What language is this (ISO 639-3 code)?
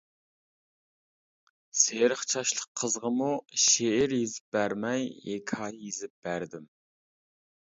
uig